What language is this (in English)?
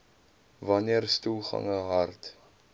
Afrikaans